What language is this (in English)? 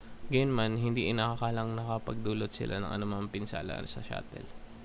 Filipino